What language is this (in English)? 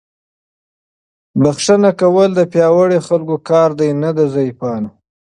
Pashto